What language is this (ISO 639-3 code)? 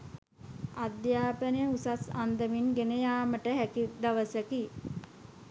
sin